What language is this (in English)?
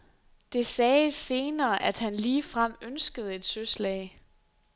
Danish